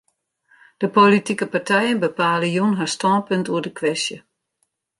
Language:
Western Frisian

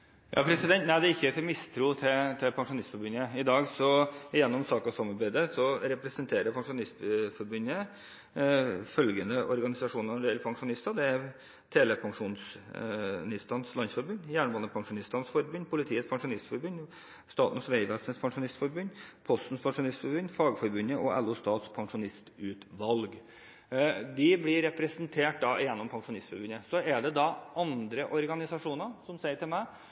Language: Norwegian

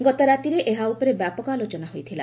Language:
Odia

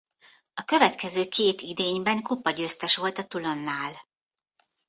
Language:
Hungarian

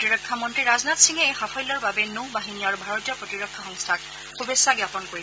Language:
Assamese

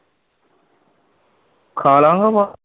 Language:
Punjabi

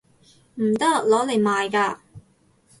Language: Cantonese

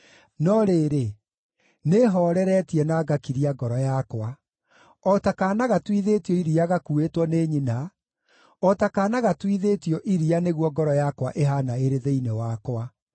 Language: Kikuyu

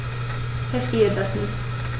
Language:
German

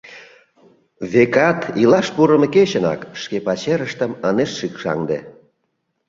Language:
Mari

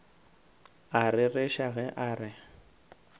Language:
Northern Sotho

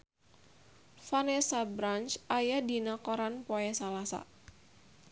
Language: Sundanese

